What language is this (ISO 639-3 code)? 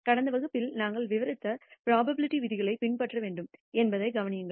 tam